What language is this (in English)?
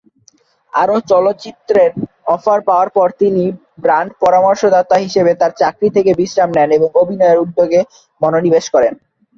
Bangla